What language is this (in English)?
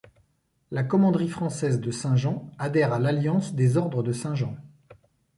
French